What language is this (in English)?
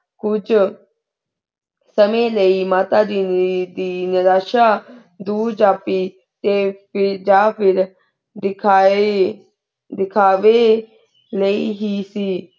Punjabi